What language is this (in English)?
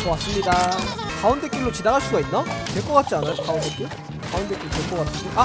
Korean